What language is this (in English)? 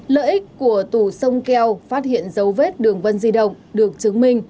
Vietnamese